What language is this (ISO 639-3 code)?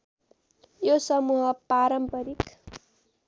nep